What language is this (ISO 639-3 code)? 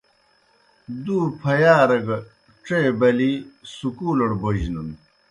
plk